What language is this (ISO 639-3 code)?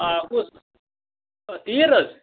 kas